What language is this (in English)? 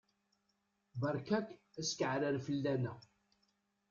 Kabyle